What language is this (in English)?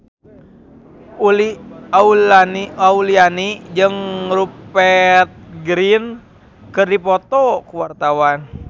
Sundanese